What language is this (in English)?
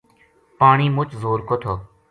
Gujari